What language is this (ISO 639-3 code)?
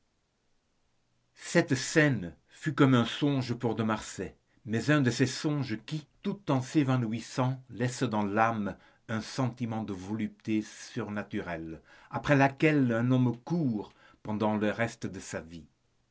fra